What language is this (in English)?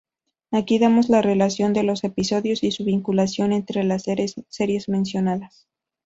Spanish